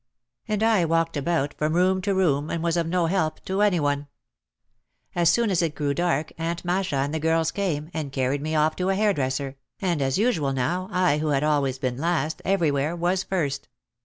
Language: English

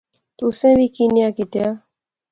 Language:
Pahari-Potwari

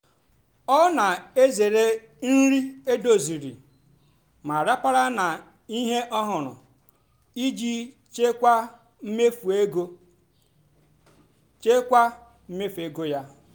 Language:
Igbo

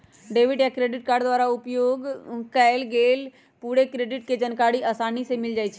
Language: Magahi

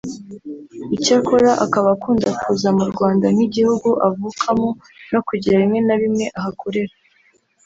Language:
Kinyarwanda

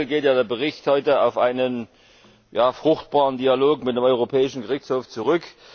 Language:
German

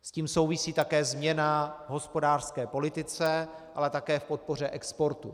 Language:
Czech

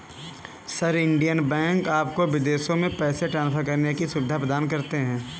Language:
Hindi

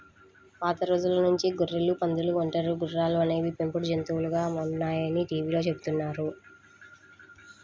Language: Telugu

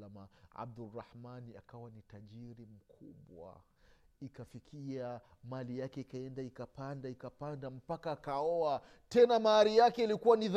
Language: Swahili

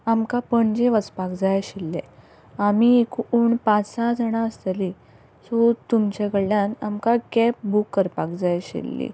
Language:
Konkani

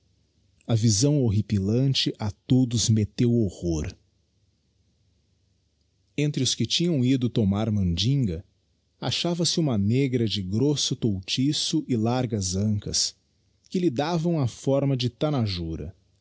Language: Portuguese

